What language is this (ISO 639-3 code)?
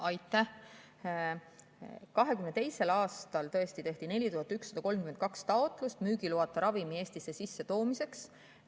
est